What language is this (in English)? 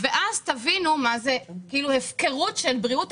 Hebrew